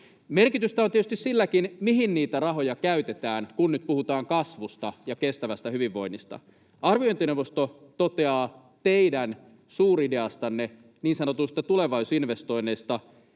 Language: Finnish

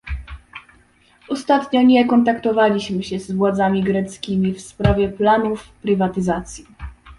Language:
Polish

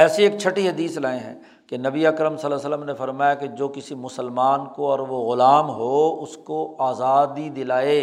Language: Urdu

